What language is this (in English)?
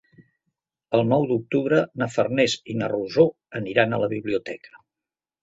Catalan